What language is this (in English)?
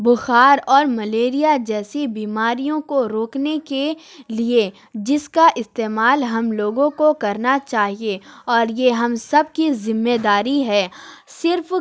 Urdu